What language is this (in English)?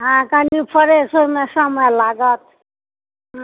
Maithili